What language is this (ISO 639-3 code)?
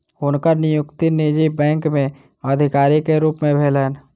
mai